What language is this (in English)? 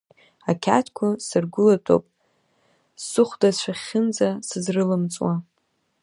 Abkhazian